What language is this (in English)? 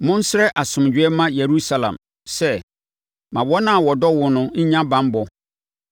Akan